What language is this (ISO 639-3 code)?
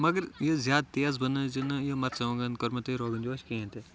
kas